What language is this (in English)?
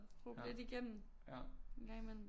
Danish